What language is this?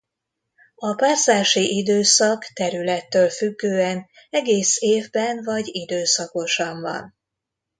Hungarian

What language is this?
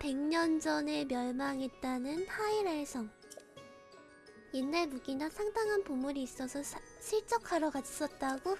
Korean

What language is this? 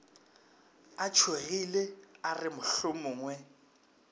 Northern Sotho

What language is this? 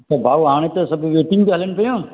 Sindhi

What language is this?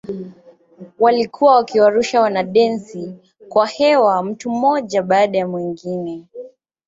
Swahili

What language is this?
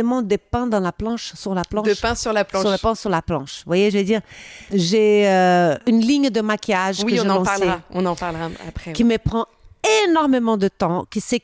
French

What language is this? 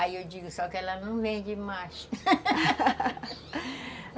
Portuguese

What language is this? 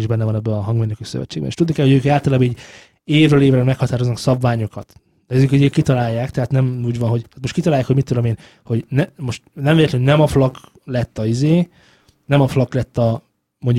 Hungarian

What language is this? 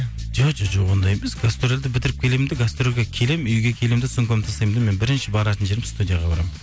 Kazakh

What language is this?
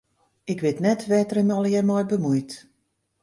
Western Frisian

